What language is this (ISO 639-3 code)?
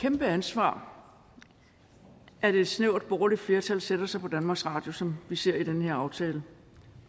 dan